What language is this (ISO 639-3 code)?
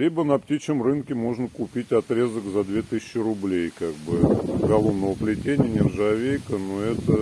rus